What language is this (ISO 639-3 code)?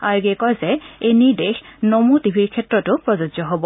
asm